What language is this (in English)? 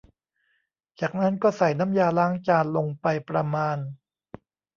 Thai